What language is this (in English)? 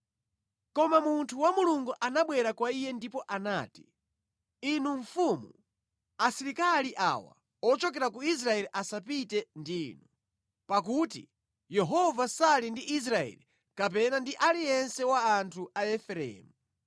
Nyanja